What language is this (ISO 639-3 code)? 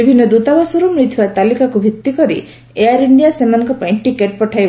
ori